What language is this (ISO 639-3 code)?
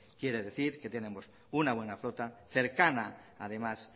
spa